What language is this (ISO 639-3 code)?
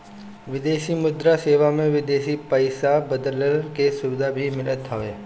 bho